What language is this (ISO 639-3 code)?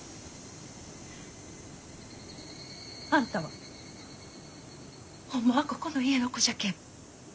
jpn